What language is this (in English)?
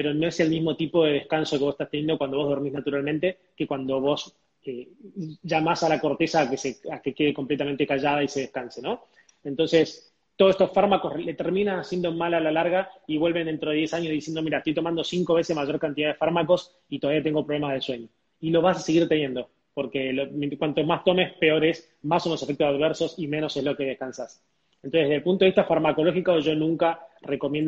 Spanish